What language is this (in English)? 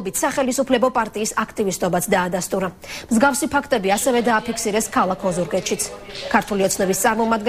Romanian